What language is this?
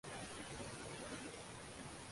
Uzbek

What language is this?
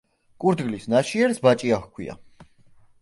Georgian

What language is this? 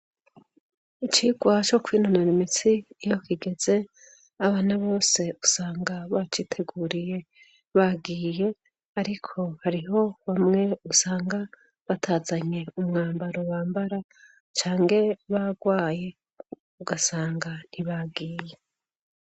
Rundi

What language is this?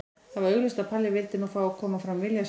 Icelandic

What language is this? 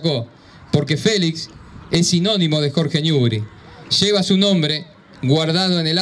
Spanish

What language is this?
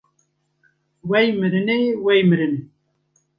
Kurdish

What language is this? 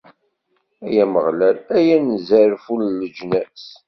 Kabyle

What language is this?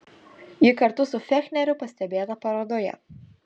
Lithuanian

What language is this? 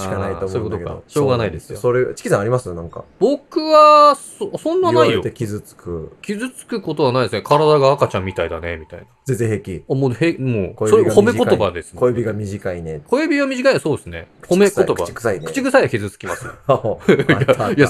Japanese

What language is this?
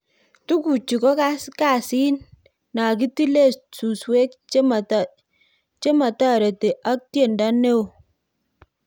Kalenjin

